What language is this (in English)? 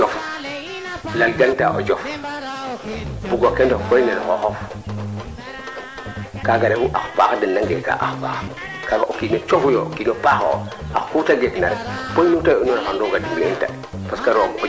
Serer